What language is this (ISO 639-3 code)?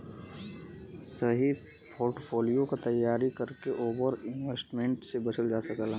bho